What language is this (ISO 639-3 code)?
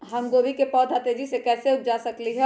mag